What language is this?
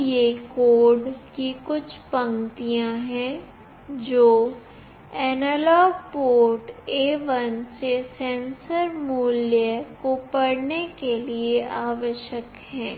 Hindi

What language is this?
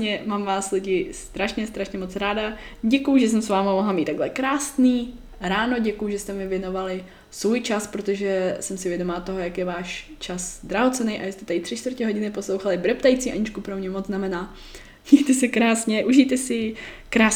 Czech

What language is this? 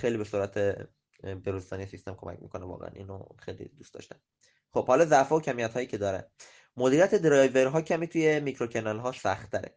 Persian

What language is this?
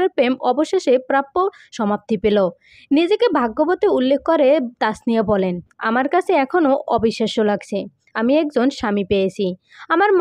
Hindi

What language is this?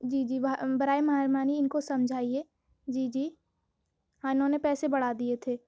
Urdu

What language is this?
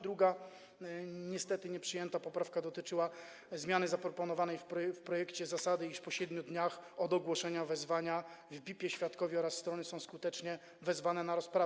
Polish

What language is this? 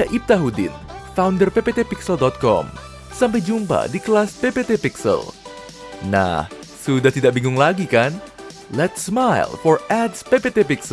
Indonesian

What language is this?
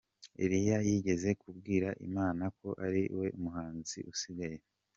Kinyarwanda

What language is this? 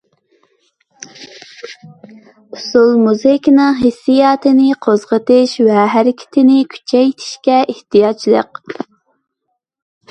Uyghur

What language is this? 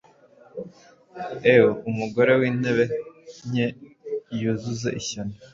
Kinyarwanda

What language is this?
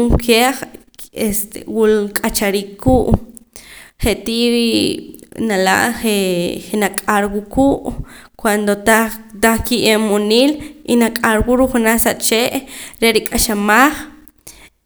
Poqomam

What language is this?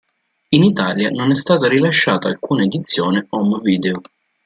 Italian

